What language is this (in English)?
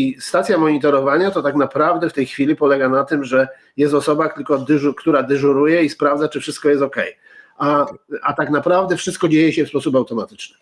Polish